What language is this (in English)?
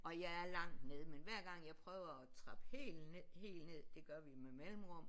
Danish